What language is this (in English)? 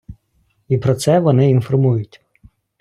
Ukrainian